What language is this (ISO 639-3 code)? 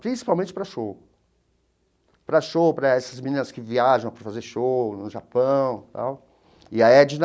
por